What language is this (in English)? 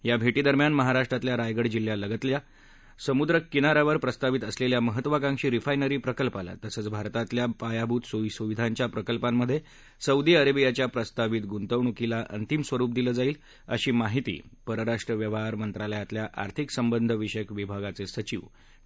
Marathi